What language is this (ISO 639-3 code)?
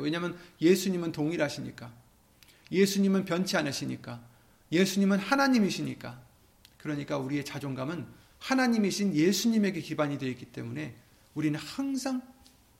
kor